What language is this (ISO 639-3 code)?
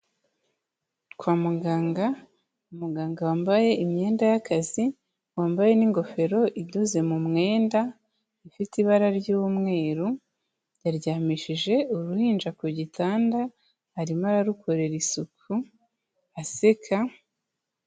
kin